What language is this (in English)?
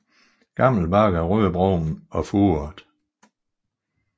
Danish